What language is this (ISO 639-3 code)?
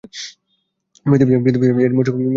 ben